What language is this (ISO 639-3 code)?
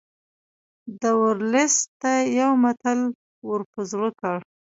pus